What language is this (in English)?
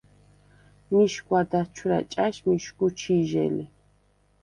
Svan